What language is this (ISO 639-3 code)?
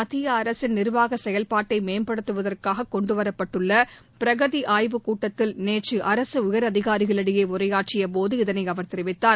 tam